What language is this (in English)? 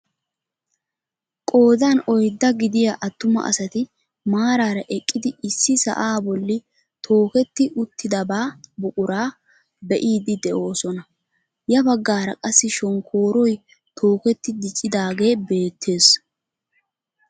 Wolaytta